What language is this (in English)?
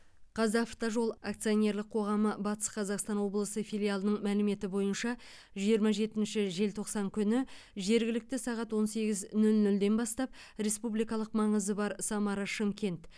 Kazakh